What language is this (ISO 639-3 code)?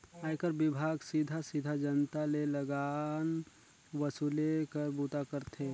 hne